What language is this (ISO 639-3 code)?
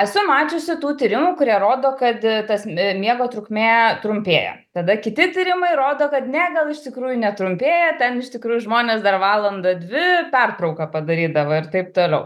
lit